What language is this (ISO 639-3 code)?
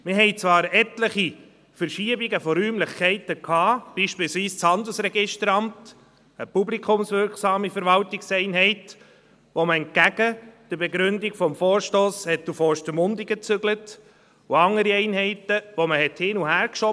gsw